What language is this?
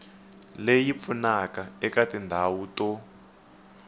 Tsonga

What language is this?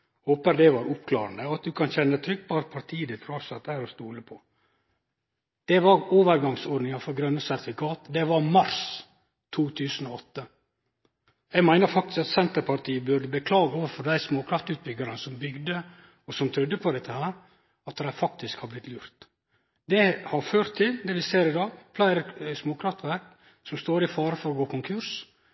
Norwegian Nynorsk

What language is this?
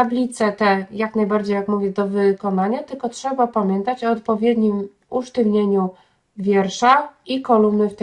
Polish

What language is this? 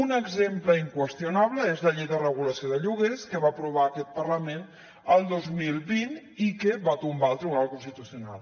Catalan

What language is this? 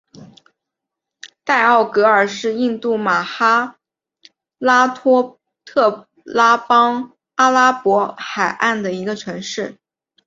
Chinese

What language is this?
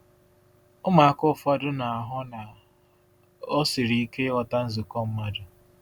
Igbo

